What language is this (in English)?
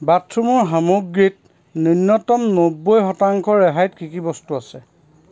Assamese